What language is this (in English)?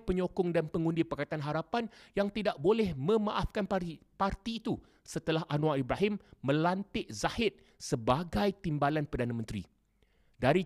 Malay